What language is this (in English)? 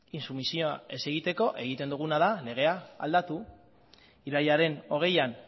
Basque